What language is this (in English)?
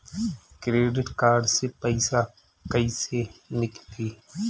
Bhojpuri